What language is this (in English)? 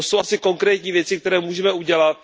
Czech